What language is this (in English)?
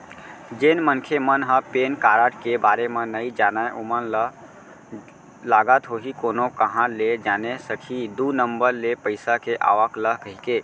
Chhattisgarhi